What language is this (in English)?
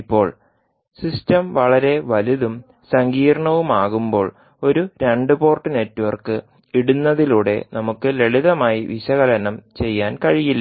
Malayalam